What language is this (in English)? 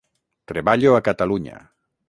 Catalan